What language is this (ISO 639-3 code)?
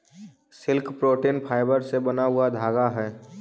mag